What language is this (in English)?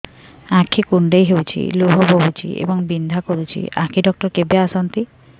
Odia